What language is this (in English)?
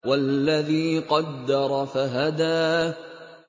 Arabic